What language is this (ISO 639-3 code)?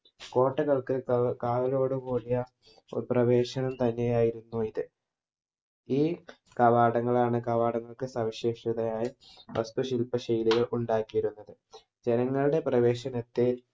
mal